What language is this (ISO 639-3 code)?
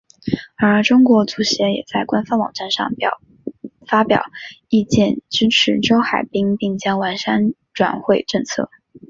zho